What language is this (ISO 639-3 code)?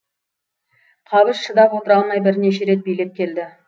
kaz